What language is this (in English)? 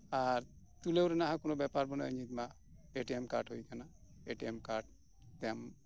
Santali